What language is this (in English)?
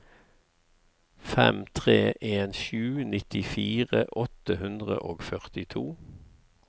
Norwegian